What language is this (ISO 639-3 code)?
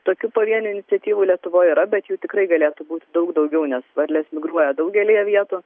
lit